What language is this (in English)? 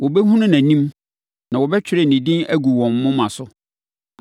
Akan